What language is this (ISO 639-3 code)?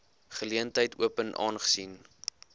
afr